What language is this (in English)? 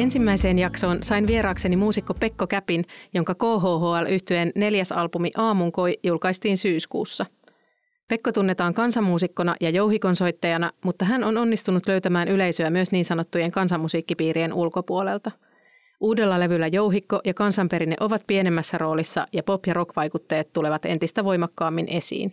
Finnish